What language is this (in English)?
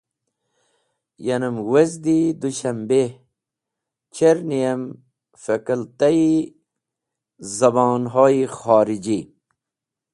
Wakhi